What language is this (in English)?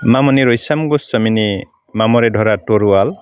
Bodo